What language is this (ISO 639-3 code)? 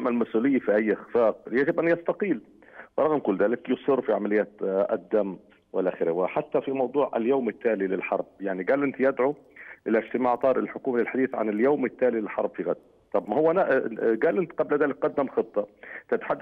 ara